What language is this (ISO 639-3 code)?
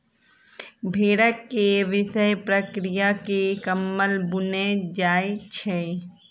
mai